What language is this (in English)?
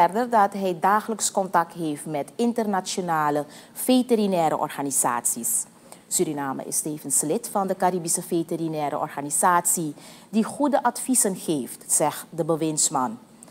Dutch